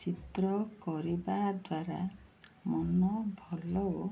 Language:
Odia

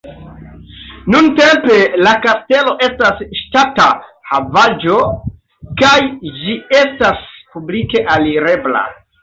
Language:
Esperanto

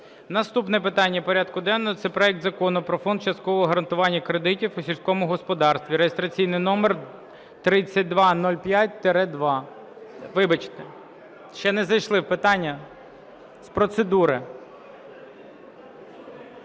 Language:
Ukrainian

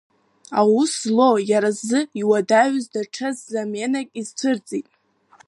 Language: Abkhazian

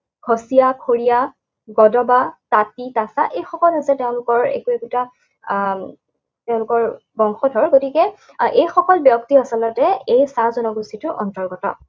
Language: Assamese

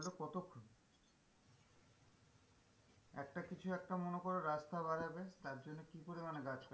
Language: Bangla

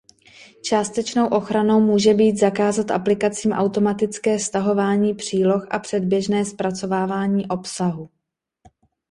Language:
Czech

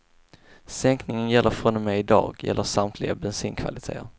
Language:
Swedish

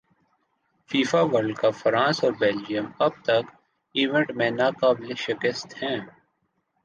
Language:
Urdu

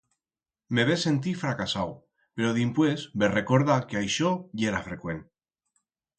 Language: Aragonese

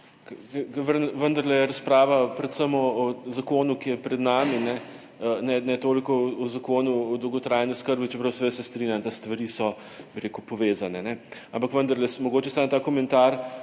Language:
Slovenian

